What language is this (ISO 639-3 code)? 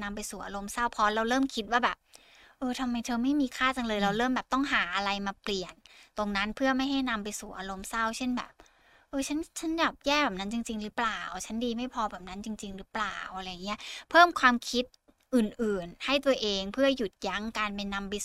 tha